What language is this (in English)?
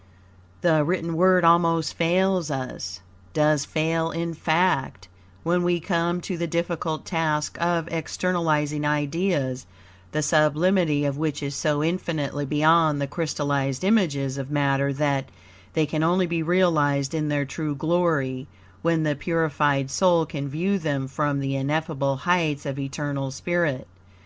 English